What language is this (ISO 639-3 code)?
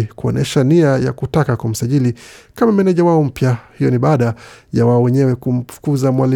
swa